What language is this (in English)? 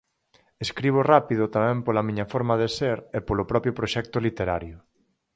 Galician